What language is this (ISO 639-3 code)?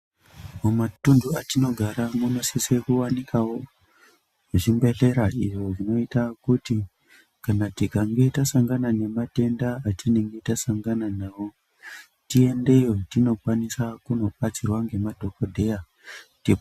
ndc